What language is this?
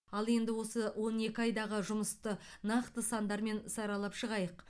Kazakh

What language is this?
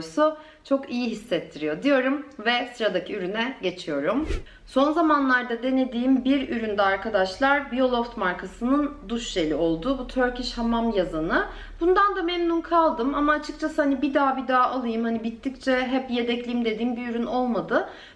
Turkish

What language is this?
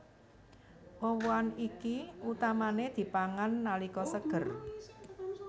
Javanese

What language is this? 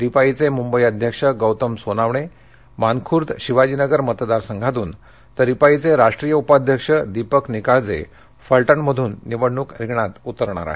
Marathi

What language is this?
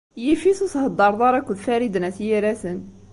Kabyle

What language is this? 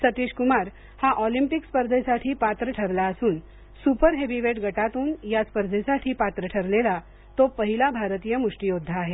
Marathi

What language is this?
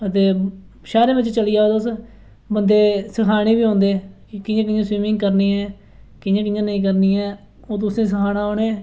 Dogri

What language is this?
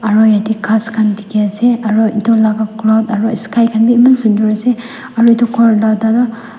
Naga Pidgin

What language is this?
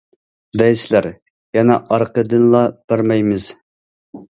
Uyghur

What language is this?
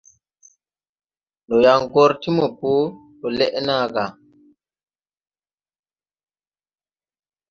Tupuri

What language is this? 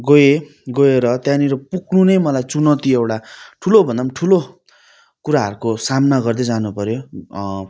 Nepali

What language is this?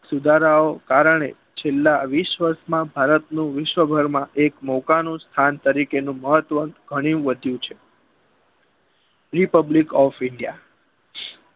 Gujarati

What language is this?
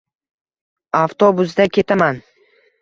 Uzbek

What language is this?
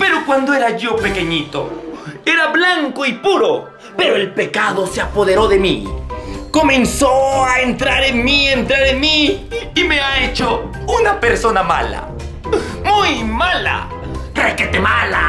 Spanish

